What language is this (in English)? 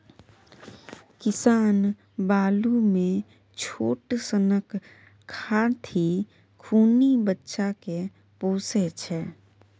Maithili